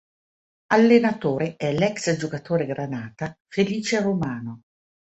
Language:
Italian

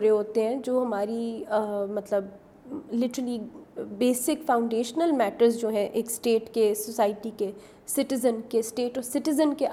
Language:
Urdu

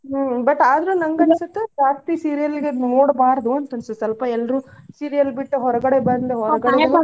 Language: Kannada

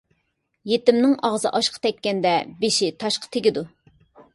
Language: Uyghur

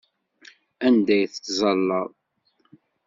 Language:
Kabyle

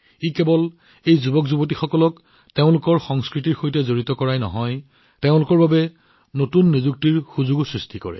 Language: Assamese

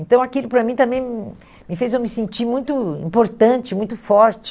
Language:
Portuguese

